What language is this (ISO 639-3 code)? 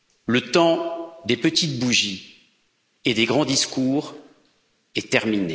fra